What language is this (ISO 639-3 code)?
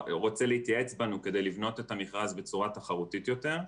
heb